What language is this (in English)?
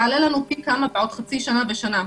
Hebrew